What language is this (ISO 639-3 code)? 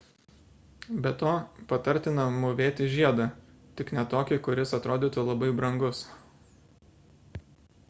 lit